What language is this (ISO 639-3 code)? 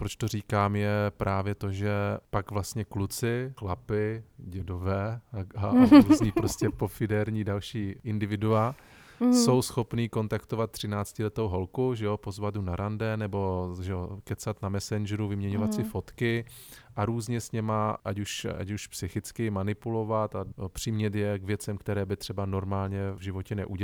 ces